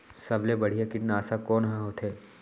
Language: Chhattisgarhi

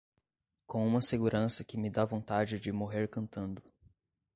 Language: Portuguese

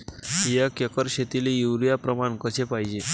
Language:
Marathi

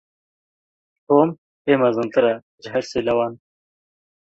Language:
Kurdish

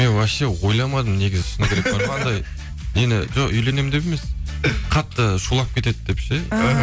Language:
Kazakh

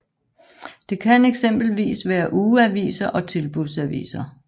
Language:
Danish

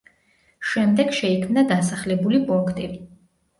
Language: Georgian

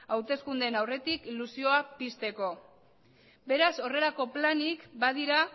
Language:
Basque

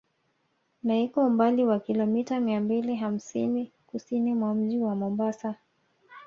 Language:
Swahili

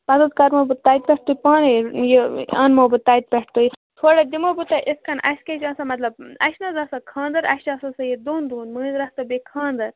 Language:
Kashmiri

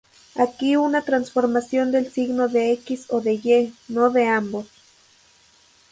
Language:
Spanish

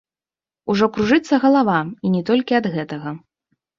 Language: Belarusian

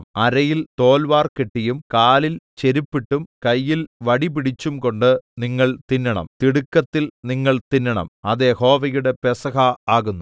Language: Malayalam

